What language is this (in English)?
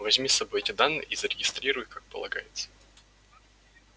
Russian